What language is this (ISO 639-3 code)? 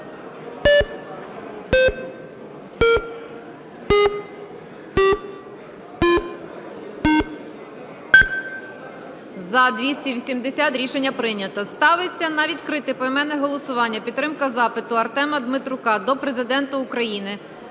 ukr